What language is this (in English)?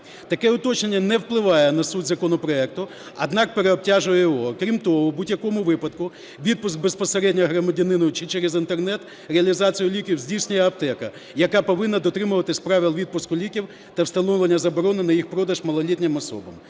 Ukrainian